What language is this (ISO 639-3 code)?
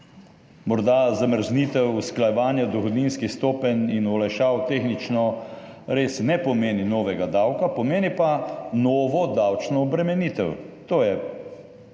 slv